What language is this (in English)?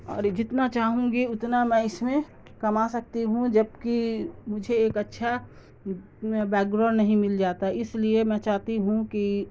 Urdu